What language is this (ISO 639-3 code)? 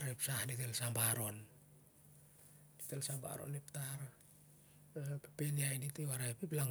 sjr